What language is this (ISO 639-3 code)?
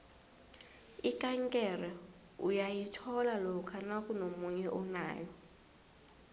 nbl